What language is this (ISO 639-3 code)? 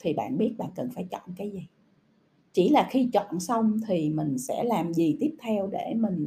vie